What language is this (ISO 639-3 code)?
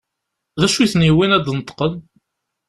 kab